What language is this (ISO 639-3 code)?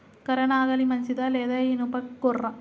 tel